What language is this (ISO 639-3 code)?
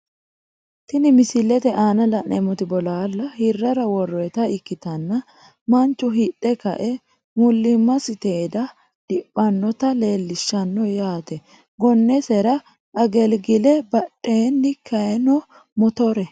sid